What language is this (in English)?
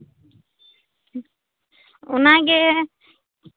Santali